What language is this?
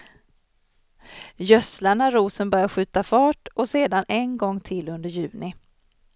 Swedish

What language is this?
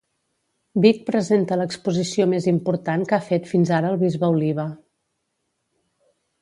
Catalan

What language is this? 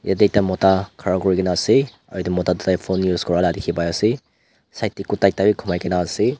Naga Pidgin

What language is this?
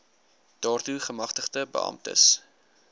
Afrikaans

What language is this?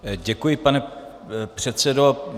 Czech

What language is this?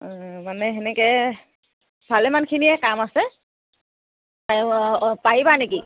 Assamese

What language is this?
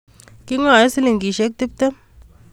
Kalenjin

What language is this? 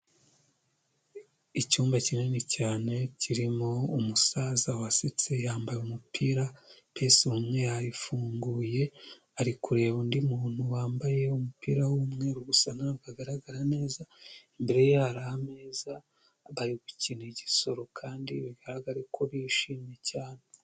Kinyarwanda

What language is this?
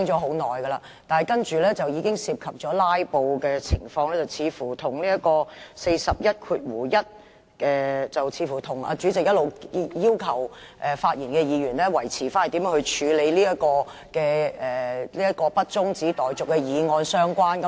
Cantonese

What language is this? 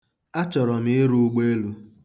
Igbo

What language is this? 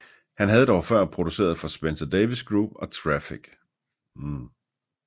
Danish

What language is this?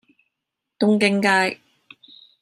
Cantonese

